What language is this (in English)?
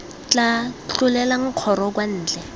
Tswana